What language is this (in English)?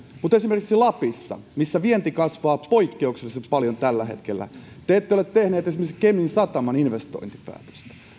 Finnish